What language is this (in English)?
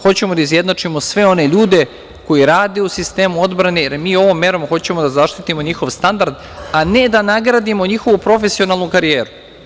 Serbian